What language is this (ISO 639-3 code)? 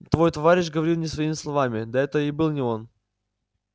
rus